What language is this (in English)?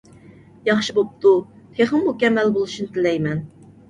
Uyghur